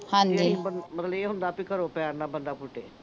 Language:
Punjabi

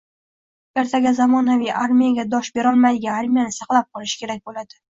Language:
Uzbek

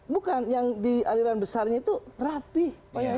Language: Indonesian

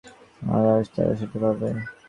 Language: Bangla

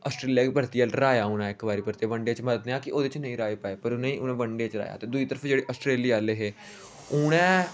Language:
Dogri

